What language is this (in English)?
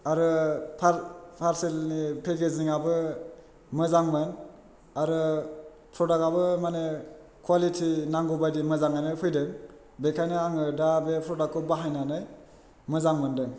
Bodo